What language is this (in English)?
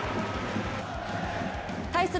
Japanese